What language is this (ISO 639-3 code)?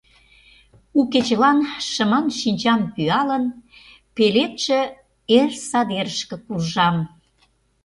chm